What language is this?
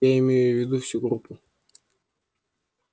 Russian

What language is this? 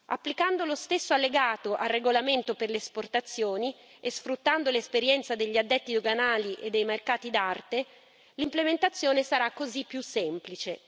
Italian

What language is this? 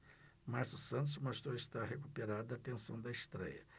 Portuguese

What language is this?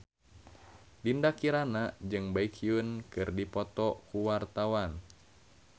Sundanese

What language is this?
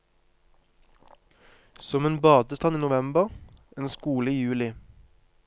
Norwegian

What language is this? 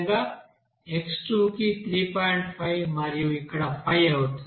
Telugu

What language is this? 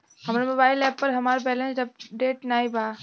Bhojpuri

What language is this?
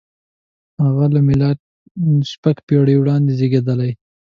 Pashto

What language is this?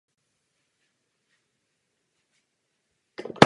Czech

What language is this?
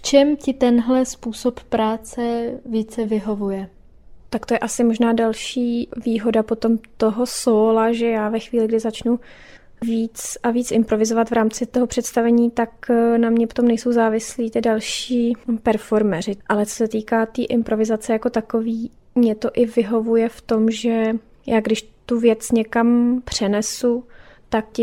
Czech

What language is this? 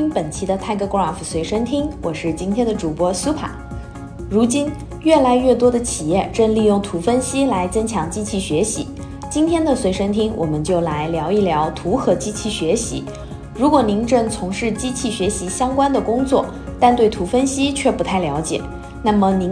Chinese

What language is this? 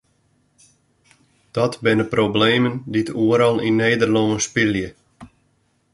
Western Frisian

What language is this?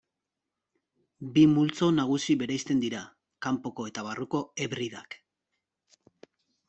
Basque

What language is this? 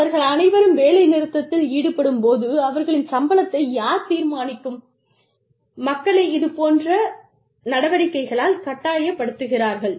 Tamil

